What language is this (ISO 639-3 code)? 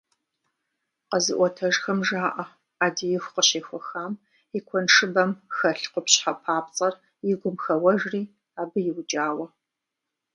kbd